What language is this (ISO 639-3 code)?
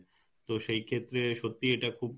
ben